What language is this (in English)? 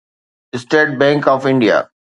Sindhi